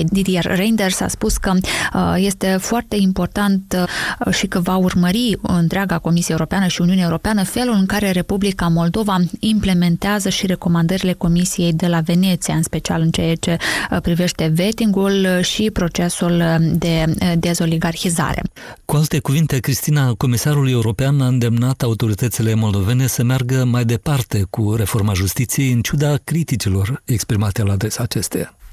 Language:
Romanian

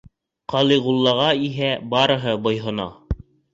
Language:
Bashkir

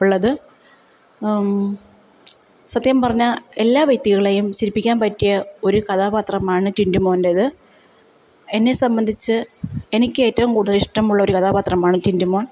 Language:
Malayalam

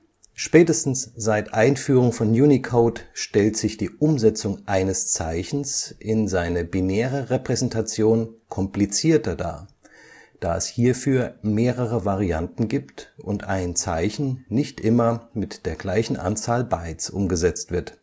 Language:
German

